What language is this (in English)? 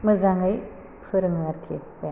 Bodo